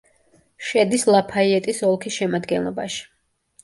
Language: Georgian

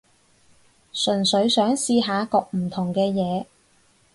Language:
Cantonese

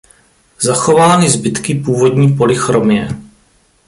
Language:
Czech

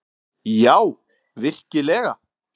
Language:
Icelandic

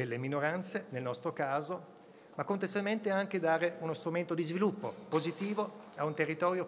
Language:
Italian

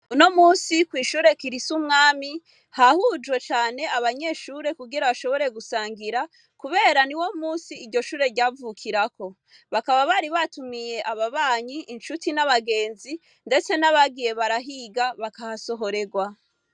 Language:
Rundi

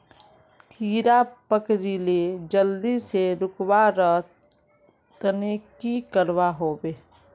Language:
Magahi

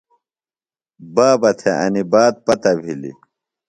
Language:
Phalura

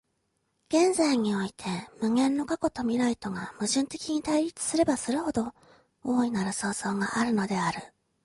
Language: Japanese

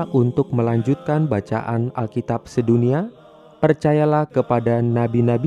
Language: Indonesian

